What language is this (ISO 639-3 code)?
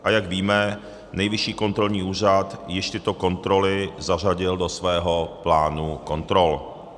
ces